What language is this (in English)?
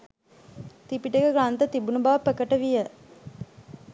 Sinhala